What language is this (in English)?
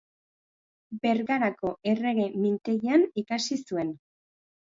Basque